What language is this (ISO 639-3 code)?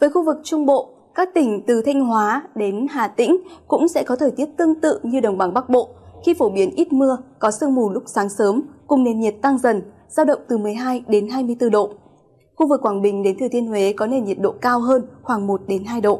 vie